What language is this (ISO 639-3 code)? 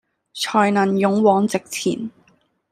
yue